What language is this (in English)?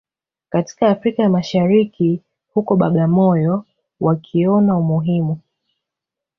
Swahili